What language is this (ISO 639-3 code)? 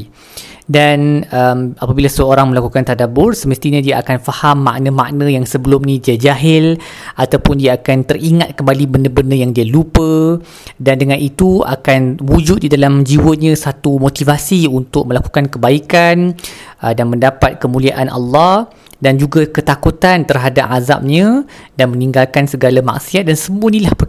msa